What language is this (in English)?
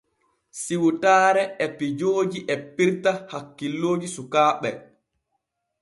Borgu Fulfulde